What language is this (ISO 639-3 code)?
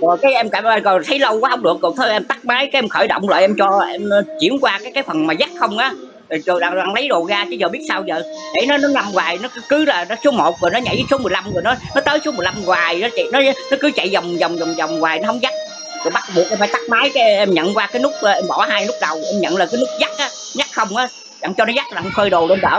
vie